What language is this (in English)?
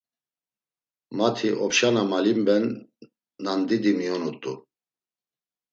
Laz